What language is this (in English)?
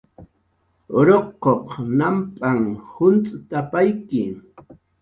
Jaqaru